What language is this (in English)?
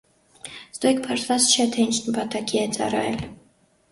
Armenian